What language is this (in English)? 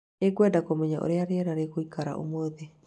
Kikuyu